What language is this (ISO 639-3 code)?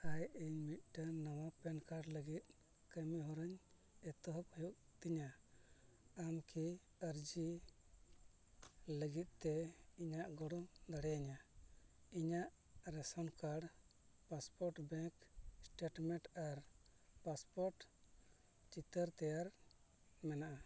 sat